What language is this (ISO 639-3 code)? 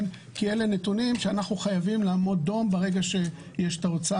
heb